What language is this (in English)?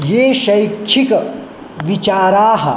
Sanskrit